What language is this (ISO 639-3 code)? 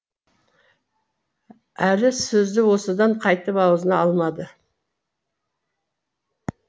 kaz